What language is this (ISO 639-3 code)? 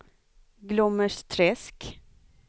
swe